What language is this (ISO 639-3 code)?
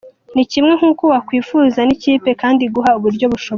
kin